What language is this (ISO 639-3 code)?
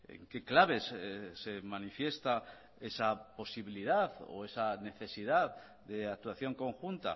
spa